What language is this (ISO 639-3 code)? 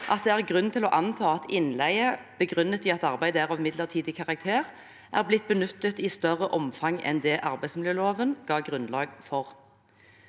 nor